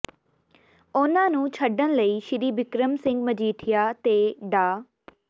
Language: Punjabi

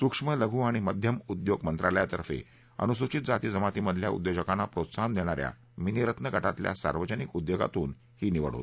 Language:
Marathi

